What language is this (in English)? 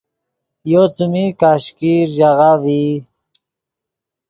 Yidgha